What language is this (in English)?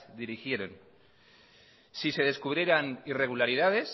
Spanish